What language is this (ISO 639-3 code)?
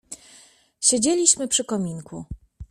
pol